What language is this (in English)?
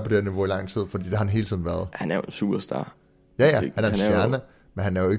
Danish